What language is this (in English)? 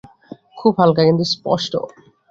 Bangla